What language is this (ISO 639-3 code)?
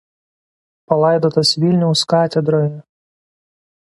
lit